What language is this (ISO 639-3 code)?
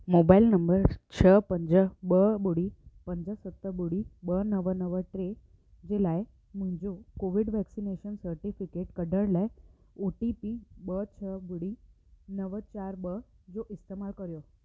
snd